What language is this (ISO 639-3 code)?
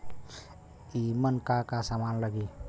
bho